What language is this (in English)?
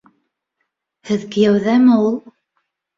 Bashkir